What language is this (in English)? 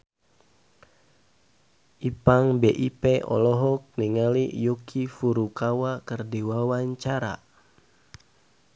Sundanese